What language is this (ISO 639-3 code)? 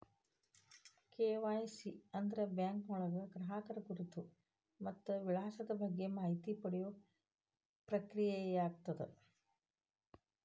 kan